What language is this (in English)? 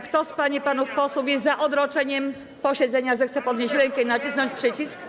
Polish